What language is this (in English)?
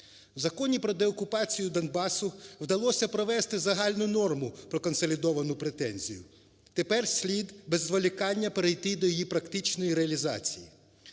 Ukrainian